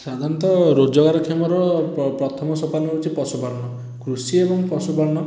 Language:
Odia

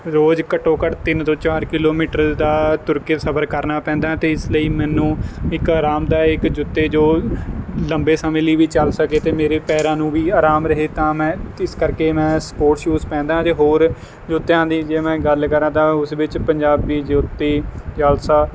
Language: Punjabi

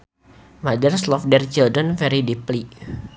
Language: Sundanese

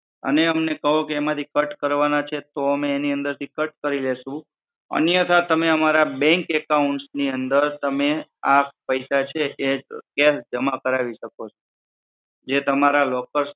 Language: Gujarati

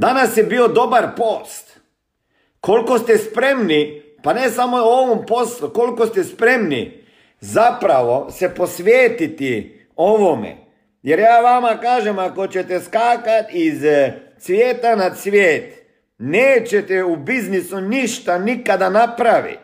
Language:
Croatian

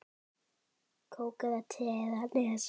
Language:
Icelandic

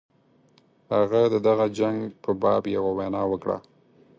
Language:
Pashto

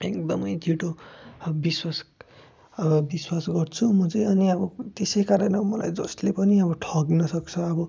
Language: Nepali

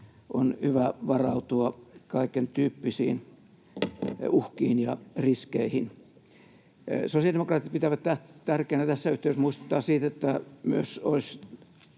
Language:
Finnish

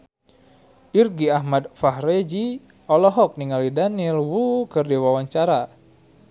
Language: Sundanese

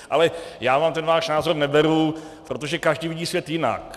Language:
Czech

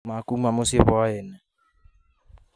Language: Kikuyu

